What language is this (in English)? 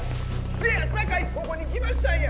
Japanese